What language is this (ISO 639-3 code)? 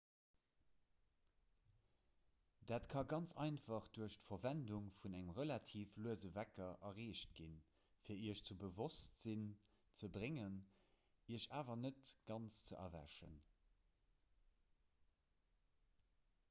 ltz